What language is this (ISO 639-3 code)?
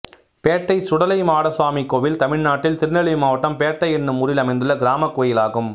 tam